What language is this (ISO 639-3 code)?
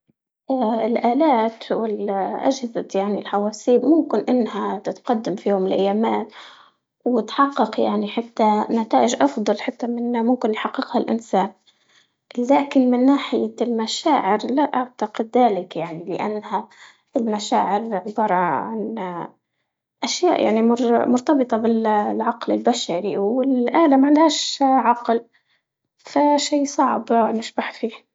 ayl